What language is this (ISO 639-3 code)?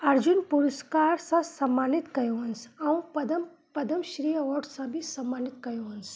snd